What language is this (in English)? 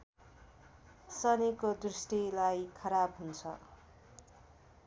Nepali